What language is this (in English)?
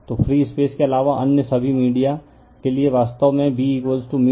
Hindi